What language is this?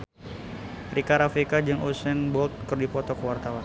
Sundanese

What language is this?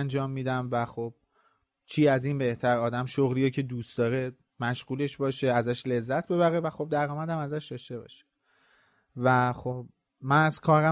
Persian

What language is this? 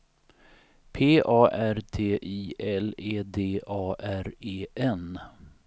Swedish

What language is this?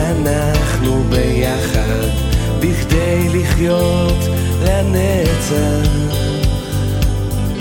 Hebrew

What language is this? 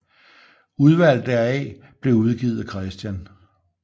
Danish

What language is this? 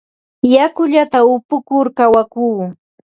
Ambo-Pasco Quechua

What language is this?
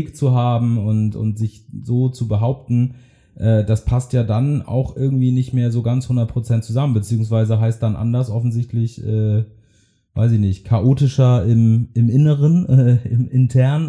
German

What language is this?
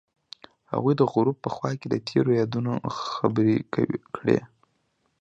Pashto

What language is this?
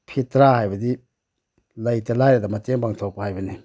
Manipuri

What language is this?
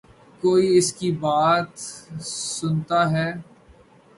Urdu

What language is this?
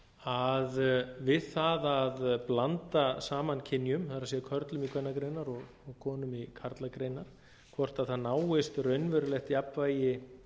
Icelandic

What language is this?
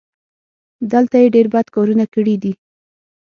Pashto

